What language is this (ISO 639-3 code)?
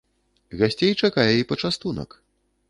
bel